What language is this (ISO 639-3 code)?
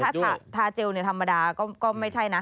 tha